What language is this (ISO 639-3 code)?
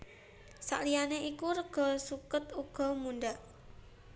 jav